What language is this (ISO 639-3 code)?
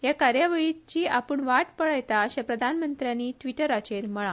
kok